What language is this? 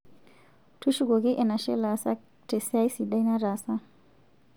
Masai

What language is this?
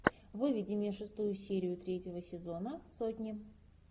Russian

